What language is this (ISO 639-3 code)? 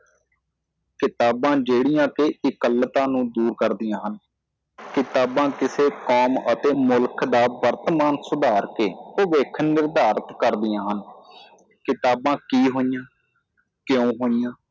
pan